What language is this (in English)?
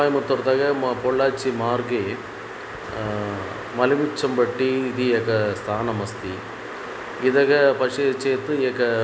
Sanskrit